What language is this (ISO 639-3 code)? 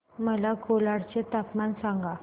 mar